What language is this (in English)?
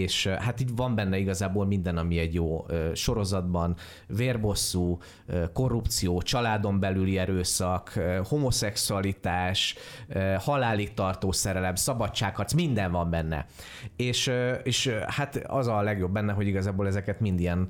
Hungarian